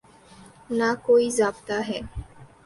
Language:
Urdu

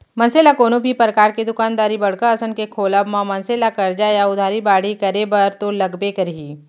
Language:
Chhattisgarhi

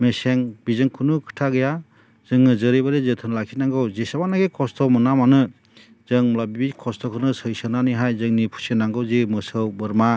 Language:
Bodo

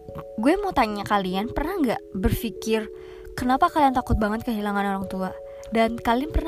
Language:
Indonesian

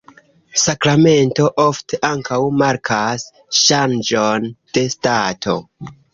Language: Esperanto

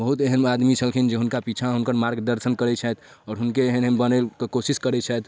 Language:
Maithili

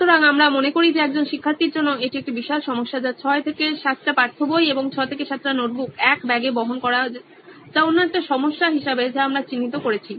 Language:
Bangla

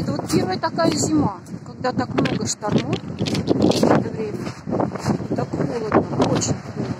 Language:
Russian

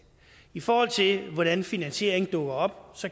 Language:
Danish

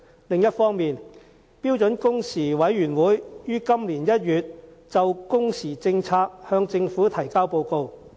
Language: Cantonese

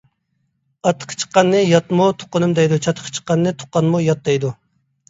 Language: Uyghur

